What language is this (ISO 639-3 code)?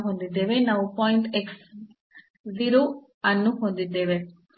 kan